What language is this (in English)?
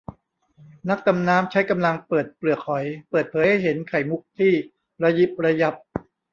Thai